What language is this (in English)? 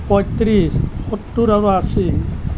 Assamese